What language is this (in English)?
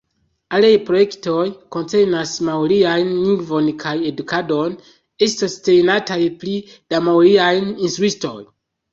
Esperanto